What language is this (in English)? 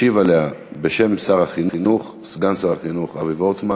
Hebrew